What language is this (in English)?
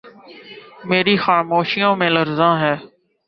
Urdu